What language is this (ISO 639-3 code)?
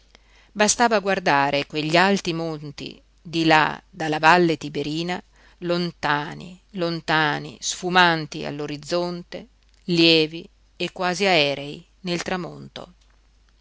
ita